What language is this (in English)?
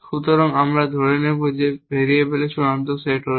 Bangla